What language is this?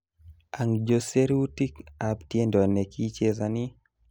Kalenjin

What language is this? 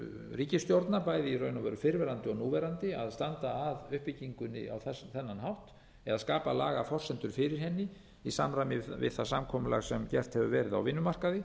Icelandic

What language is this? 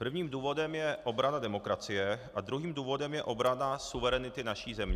Czech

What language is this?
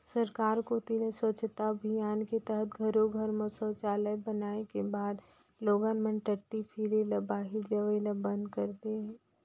Chhattisgarhi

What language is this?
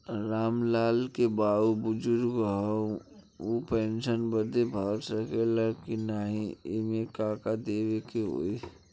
Bhojpuri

